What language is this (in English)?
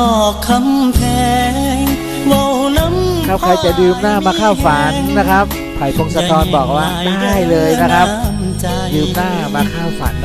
Thai